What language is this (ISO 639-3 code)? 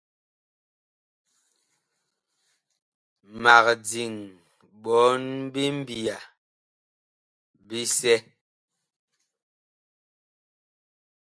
bkh